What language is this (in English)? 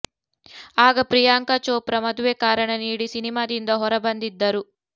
Kannada